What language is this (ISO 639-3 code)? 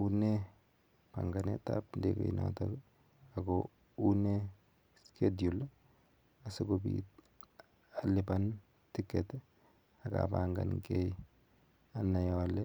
kln